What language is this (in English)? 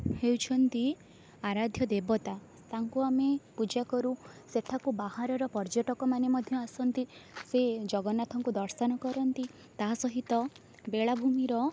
Odia